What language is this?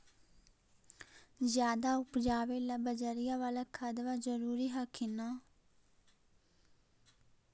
Magahi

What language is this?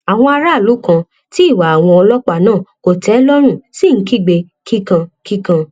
Yoruba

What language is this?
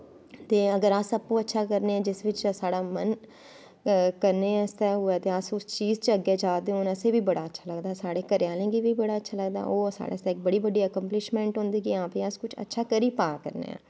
Dogri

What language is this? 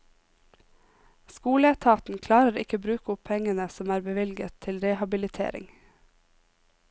Norwegian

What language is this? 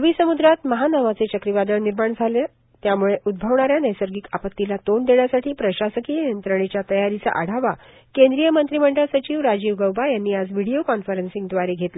Marathi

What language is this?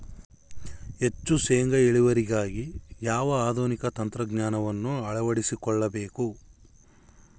Kannada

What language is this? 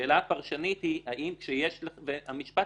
Hebrew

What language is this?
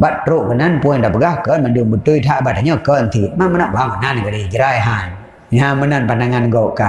Malay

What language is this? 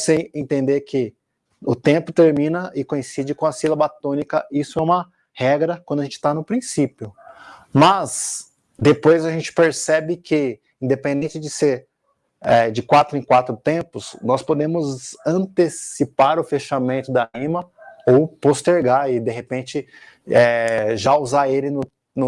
Portuguese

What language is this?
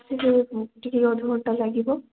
Odia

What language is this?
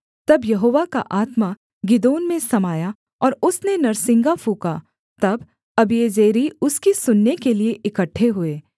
Hindi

